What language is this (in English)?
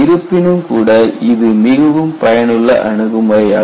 Tamil